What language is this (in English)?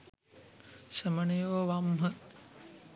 Sinhala